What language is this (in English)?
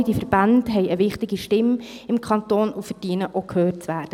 Swiss German